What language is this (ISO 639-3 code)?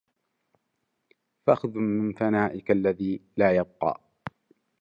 ara